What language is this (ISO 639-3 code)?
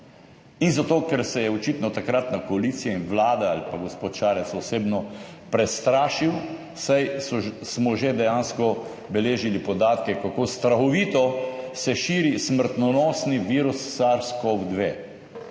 slv